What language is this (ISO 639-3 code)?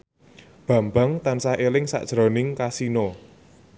jav